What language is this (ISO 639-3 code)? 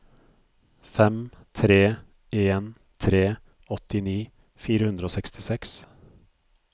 nor